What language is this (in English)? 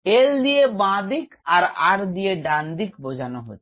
Bangla